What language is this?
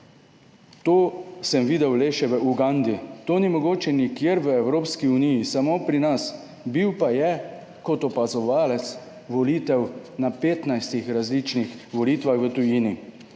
Slovenian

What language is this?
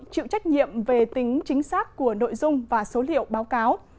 Vietnamese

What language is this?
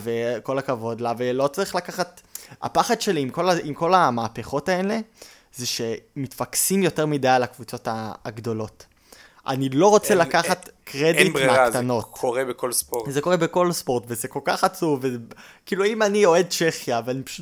Hebrew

